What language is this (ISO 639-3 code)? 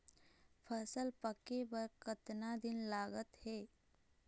hne